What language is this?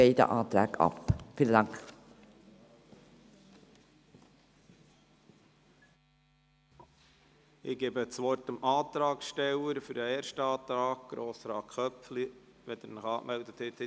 Swiss German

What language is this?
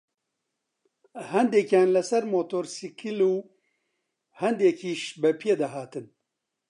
Central Kurdish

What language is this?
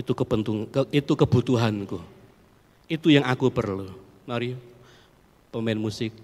Indonesian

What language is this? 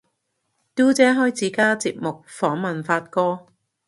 Cantonese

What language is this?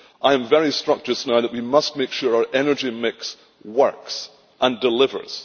English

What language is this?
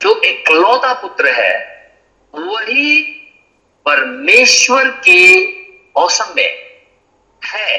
Hindi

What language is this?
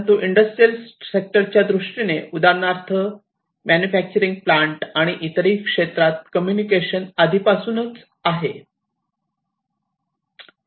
Marathi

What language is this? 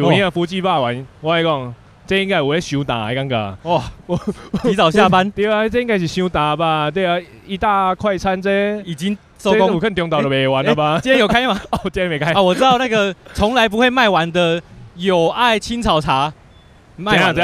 Chinese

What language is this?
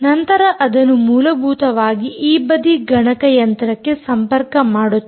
Kannada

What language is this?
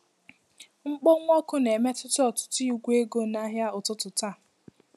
Igbo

